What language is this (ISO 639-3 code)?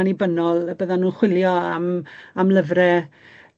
cym